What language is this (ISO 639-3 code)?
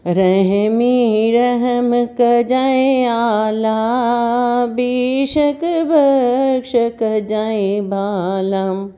snd